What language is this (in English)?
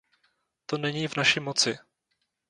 Czech